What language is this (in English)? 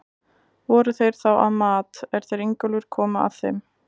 Icelandic